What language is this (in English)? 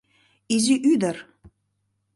Mari